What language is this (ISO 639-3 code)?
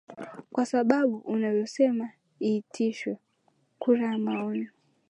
swa